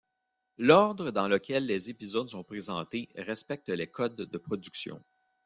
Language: French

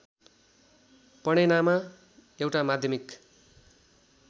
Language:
Nepali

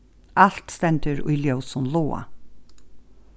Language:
Faroese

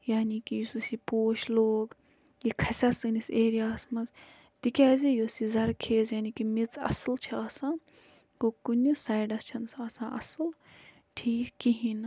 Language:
Kashmiri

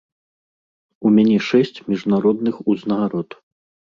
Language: Belarusian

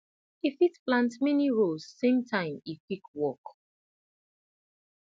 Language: Nigerian Pidgin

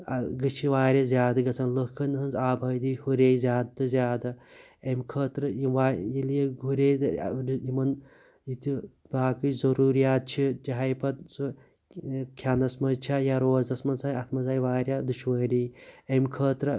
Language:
Kashmiri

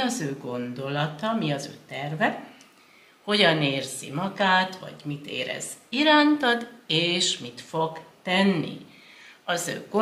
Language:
Hungarian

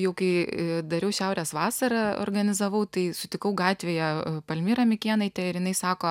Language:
Lithuanian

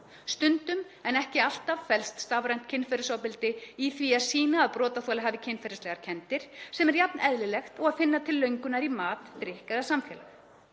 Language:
Icelandic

